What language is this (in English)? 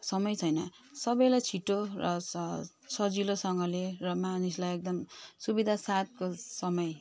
Nepali